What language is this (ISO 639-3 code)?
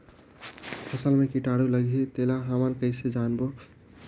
hne